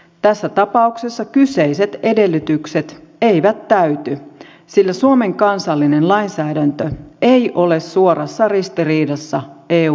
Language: Finnish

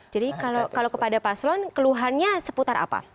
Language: Indonesian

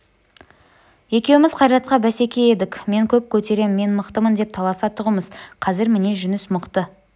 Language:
Kazakh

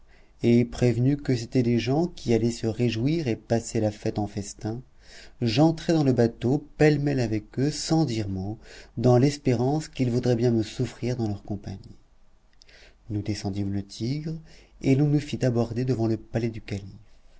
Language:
French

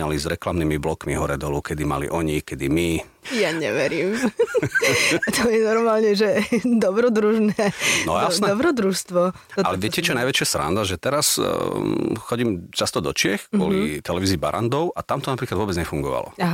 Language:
Slovak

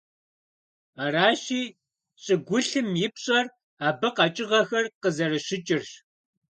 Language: Kabardian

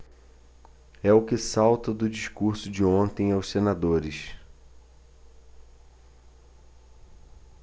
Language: Portuguese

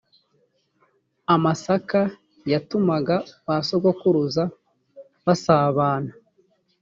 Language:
Kinyarwanda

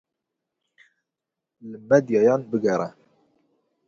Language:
Kurdish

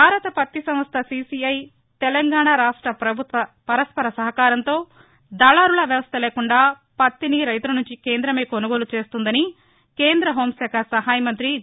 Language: Telugu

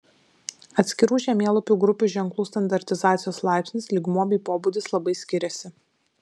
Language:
Lithuanian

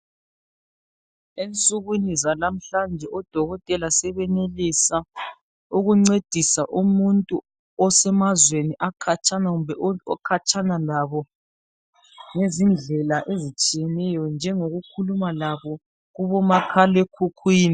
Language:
North Ndebele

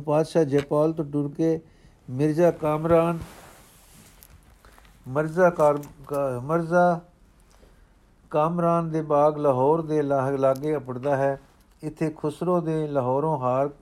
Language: Punjabi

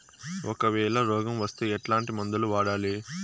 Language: Telugu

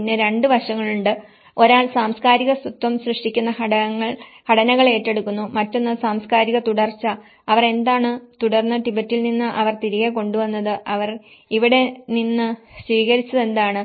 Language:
Malayalam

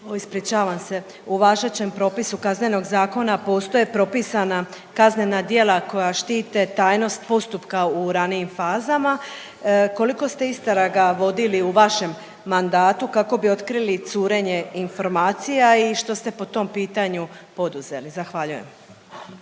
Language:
Croatian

